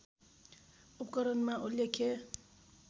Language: Nepali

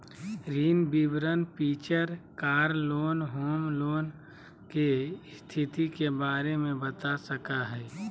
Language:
Magahi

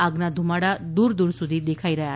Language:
Gujarati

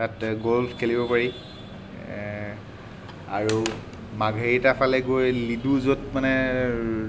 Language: Assamese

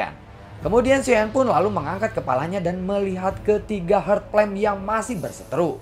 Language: Indonesian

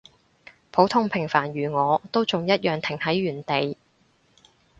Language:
Cantonese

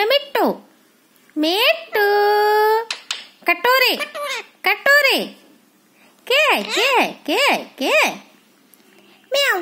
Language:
Thai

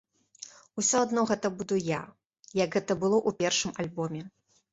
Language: Belarusian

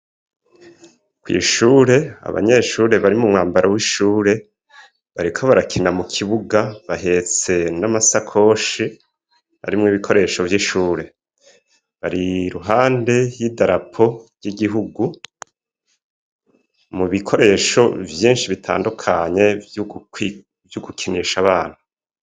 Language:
Rundi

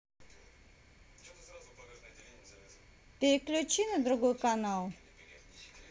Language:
Russian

